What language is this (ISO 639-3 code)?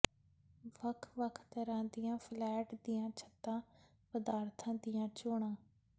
pan